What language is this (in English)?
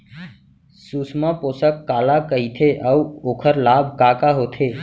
Chhattisgarhi